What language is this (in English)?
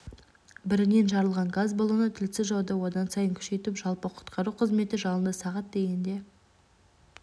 Kazakh